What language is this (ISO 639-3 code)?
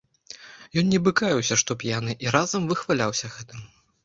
bel